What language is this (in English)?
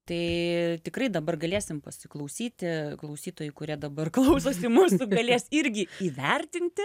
Lithuanian